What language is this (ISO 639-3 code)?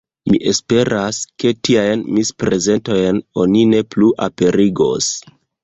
epo